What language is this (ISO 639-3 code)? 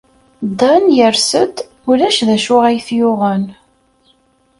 kab